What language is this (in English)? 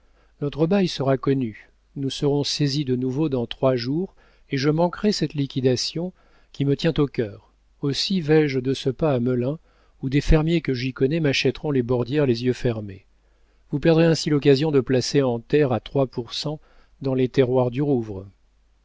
French